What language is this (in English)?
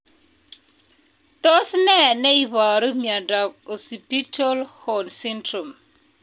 Kalenjin